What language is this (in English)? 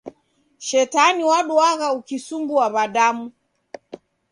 Taita